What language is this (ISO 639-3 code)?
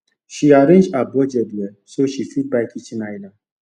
pcm